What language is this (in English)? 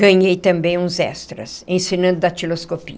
Portuguese